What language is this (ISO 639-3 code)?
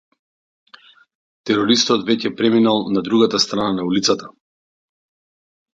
mkd